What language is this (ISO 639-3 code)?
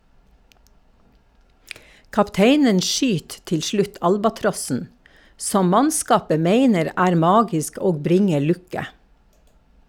nor